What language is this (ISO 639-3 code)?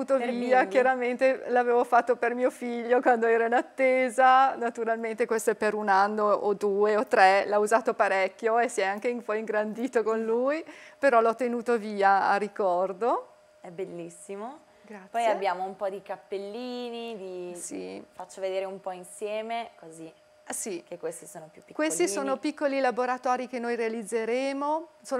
ita